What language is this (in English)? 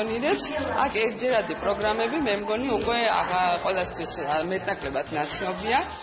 Greek